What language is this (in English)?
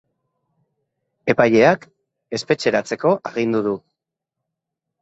Basque